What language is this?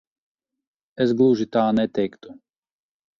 Latvian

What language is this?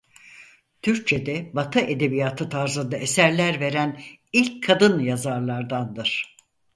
Turkish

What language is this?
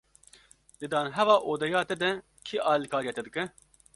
Kurdish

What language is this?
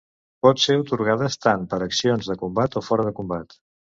Catalan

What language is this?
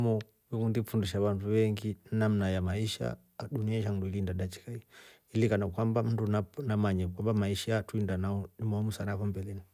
Rombo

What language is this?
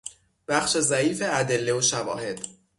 Persian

